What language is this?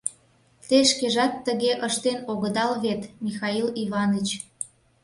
Mari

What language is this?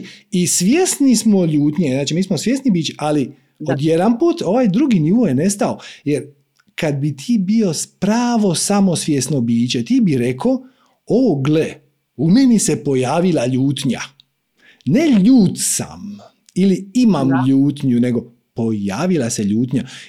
Croatian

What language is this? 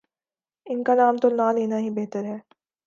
Urdu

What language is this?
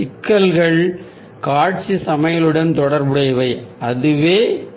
Tamil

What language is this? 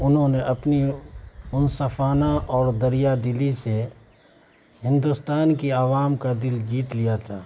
Urdu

